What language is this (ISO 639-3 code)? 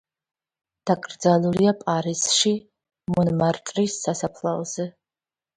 kat